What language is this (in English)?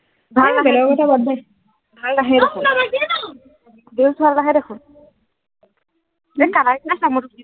Assamese